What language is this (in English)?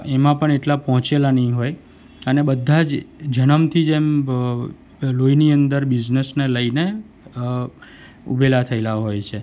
Gujarati